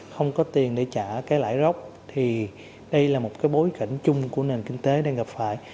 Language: Vietnamese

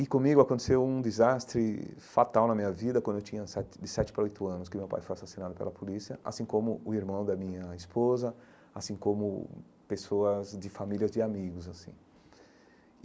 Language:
Portuguese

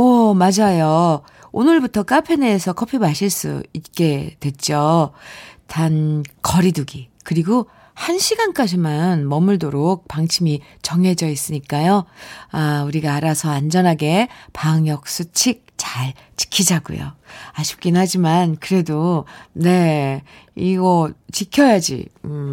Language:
Korean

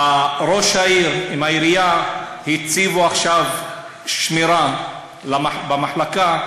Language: Hebrew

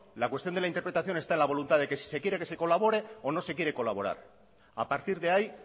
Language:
Spanish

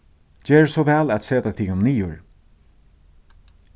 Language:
Faroese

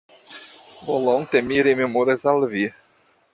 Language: Esperanto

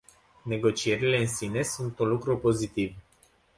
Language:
Romanian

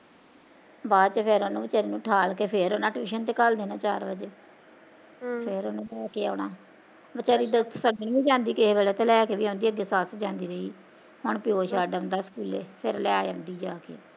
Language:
Punjabi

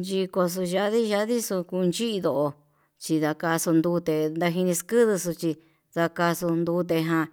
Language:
Yutanduchi Mixtec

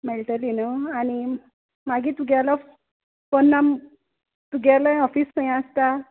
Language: Konkani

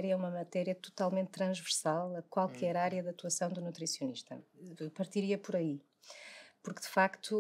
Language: Portuguese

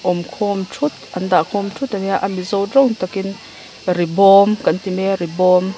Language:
Mizo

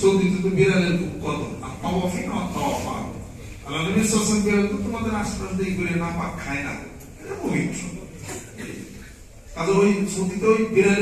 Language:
Romanian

